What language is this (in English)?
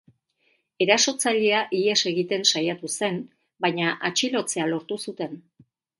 Basque